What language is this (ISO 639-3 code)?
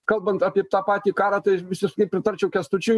lit